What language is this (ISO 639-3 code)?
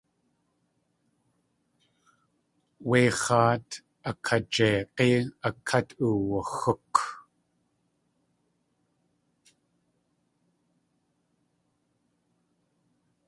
tli